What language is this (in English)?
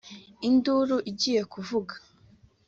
Kinyarwanda